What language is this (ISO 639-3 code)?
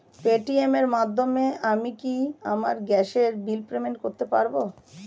ben